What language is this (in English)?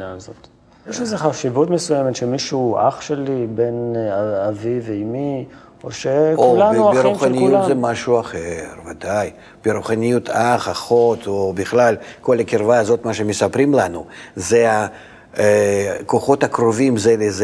Hebrew